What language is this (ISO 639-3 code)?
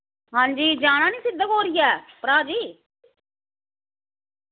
doi